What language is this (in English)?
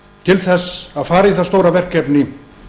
Icelandic